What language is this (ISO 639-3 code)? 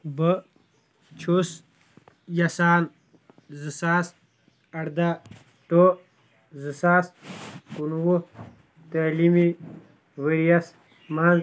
kas